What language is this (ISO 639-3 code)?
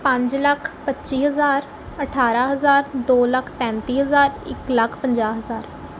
pan